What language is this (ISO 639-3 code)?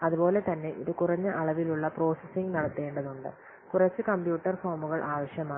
mal